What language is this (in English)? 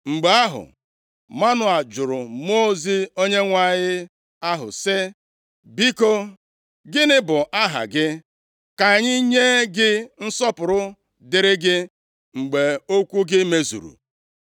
Igbo